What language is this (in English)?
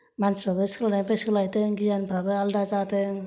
Bodo